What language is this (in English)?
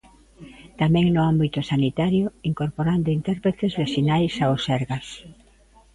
Galician